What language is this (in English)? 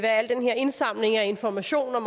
Danish